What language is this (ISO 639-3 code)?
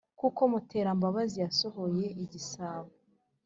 kin